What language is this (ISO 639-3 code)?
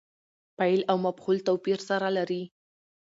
pus